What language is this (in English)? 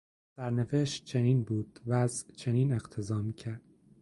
Persian